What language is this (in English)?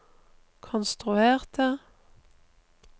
Norwegian